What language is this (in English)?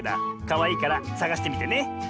Japanese